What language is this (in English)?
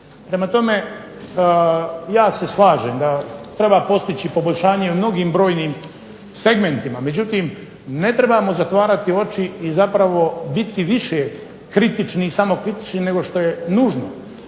Croatian